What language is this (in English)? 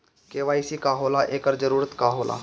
Bhojpuri